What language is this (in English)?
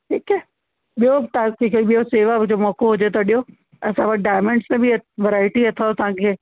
Sindhi